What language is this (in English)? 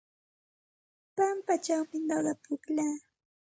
Santa Ana de Tusi Pasco Quechua